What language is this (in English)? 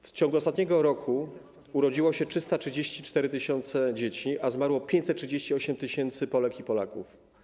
Polish